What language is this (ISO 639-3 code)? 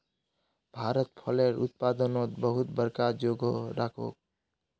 mag